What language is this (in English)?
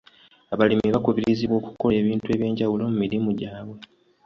Ganda